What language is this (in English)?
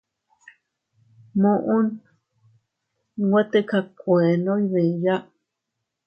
Teutila Cuicatec